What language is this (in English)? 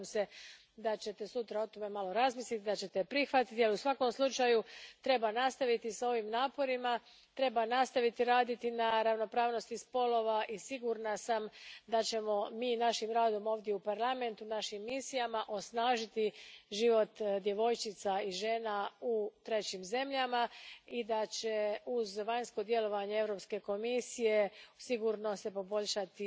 Croatian